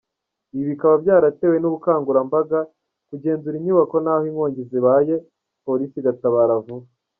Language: Kinyarwanda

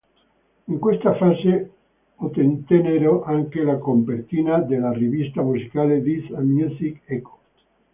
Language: Italian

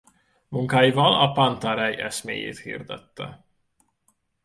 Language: Hungarian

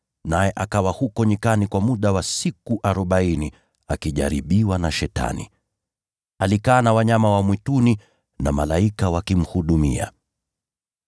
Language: Swahili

